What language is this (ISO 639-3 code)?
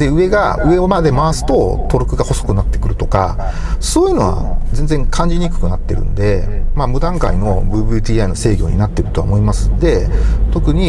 jpn